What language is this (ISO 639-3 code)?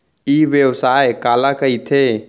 hne